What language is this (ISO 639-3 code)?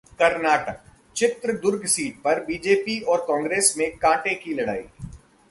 hin